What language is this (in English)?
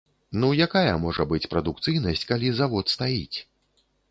Belarusian